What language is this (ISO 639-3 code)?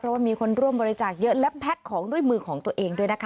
tha